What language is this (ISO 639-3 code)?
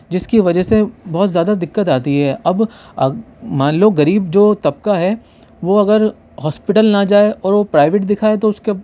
urd